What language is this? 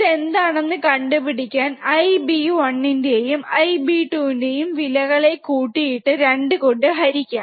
Malayalam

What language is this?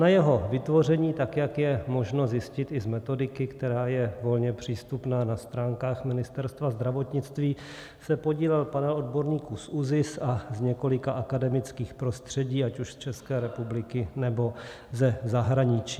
Czech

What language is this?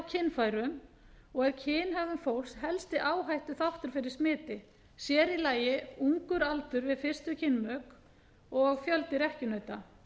Icelandic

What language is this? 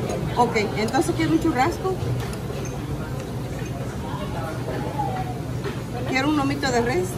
Spanish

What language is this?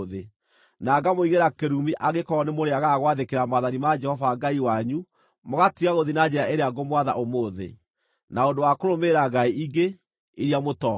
Kikuyu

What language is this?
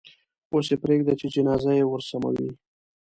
Pashto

